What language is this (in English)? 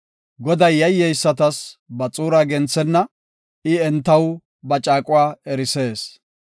Gofa